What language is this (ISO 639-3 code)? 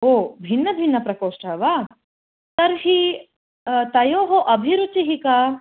san